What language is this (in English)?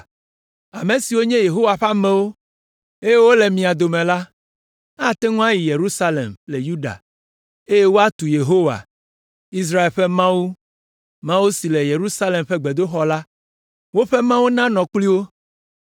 Ewe